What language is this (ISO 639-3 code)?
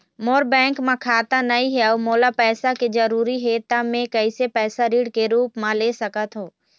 hne